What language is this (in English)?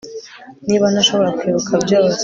Kinyarwanda